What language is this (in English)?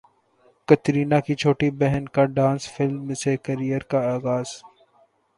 Urdu